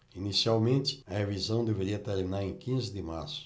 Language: Portuguese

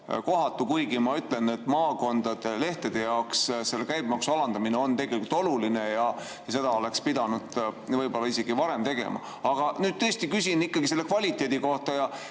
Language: Estonian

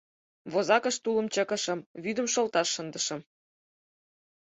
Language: Mari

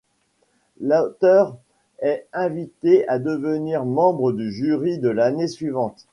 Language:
French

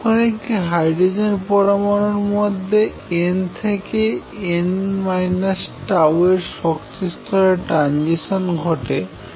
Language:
Bangla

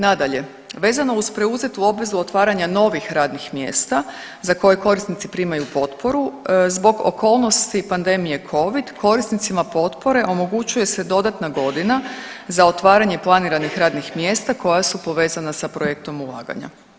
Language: Croatian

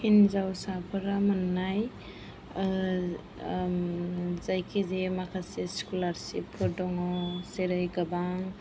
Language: Bodo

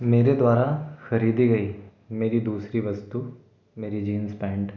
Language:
Hindi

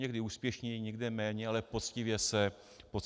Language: Czech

